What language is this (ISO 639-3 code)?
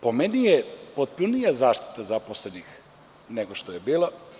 srp